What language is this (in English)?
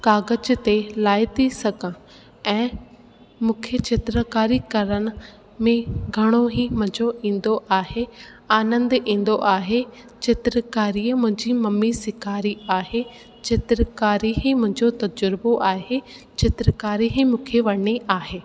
Sindhi